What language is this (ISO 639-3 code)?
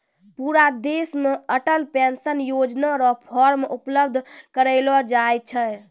mai